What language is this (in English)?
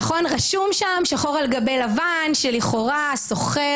Hebrew